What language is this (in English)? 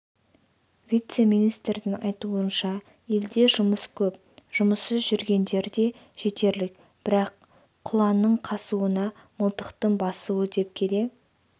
Kazakh